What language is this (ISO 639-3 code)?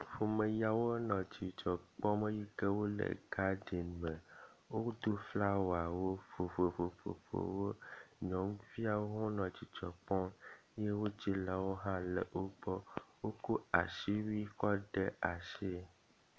ewe